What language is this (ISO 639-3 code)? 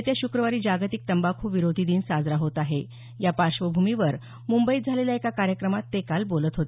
mar